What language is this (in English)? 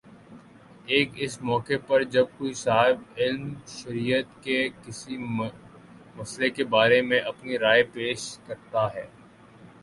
Urdu